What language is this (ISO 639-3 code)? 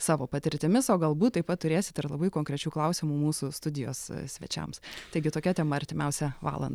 lit